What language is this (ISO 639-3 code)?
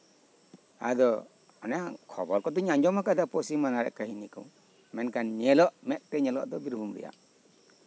sat